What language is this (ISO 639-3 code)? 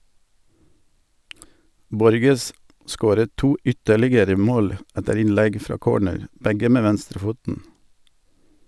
nor